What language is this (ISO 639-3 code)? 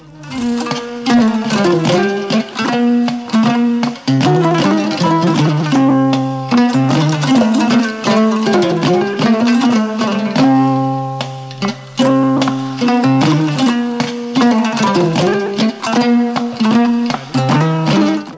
ful